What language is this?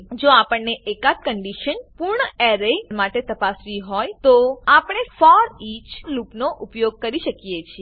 Gujarati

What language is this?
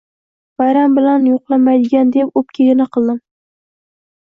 Uzbek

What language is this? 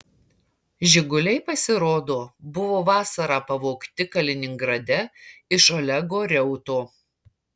Lithuanian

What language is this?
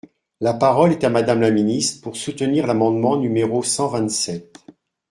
French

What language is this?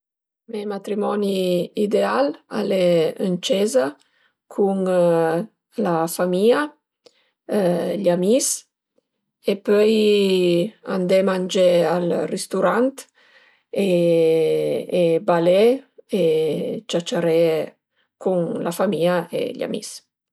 Piedmontese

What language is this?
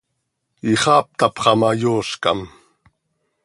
Seri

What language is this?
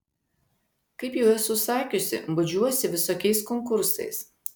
Lithuanian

